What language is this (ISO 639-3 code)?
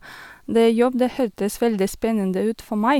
nor